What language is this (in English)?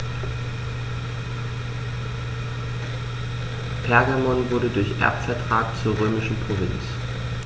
German